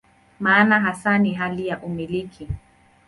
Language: Swahili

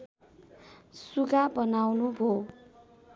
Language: Nepali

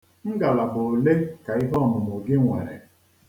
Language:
Igbo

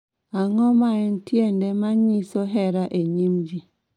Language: Luo (Kenya and Tanzania)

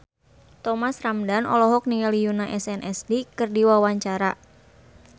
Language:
Sundanese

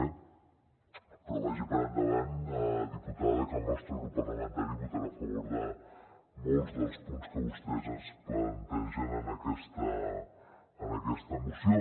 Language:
Catalan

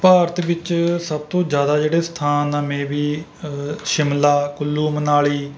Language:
Punjabi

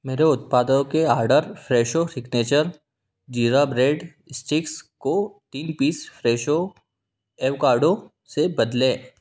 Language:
Hindi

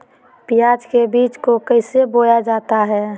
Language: Magahi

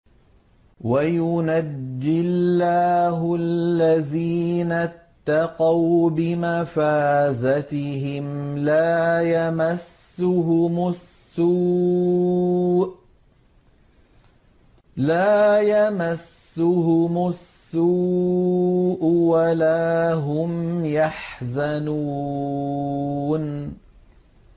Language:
Arabic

